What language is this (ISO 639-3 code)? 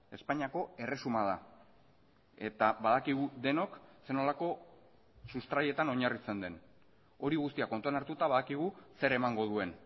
eus